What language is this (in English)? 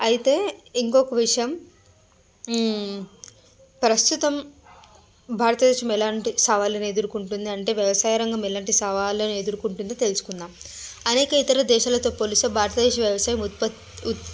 Telugu